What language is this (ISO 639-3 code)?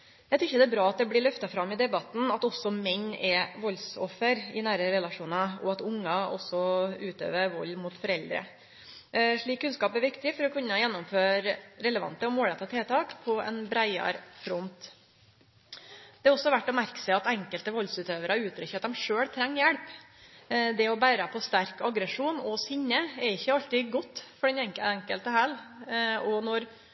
nno